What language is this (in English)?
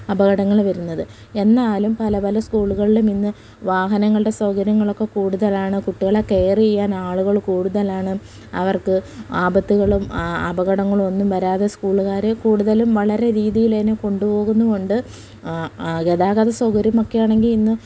Malayalam